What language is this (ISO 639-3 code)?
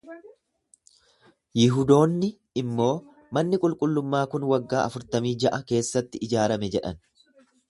orm